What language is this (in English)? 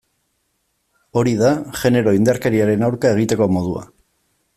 Basque